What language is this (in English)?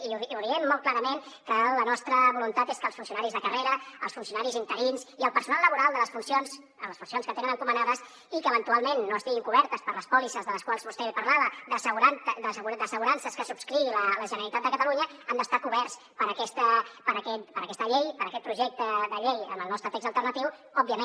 Catalan